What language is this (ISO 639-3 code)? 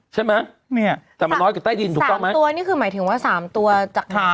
tha